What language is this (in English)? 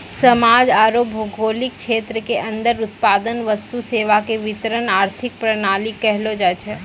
Maithili